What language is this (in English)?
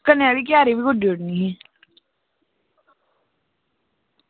Dogri